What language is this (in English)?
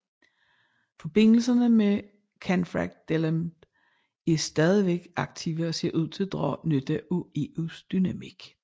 Danish